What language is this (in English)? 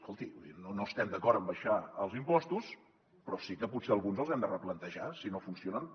Catalan